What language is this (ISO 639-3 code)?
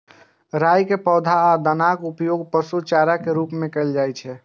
mai